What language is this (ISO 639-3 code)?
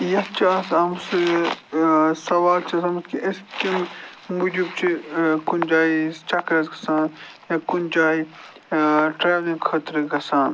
kas